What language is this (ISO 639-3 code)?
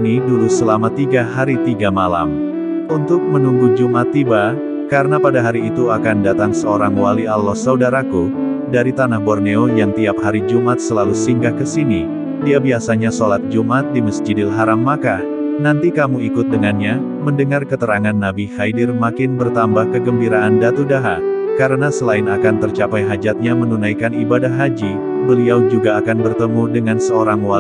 ind